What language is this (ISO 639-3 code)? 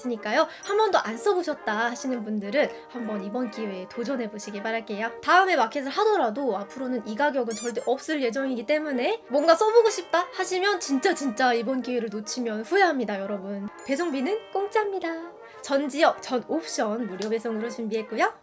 kor